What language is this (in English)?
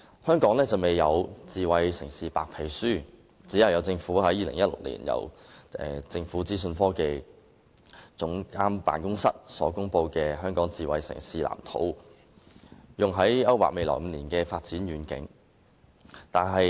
Cantonese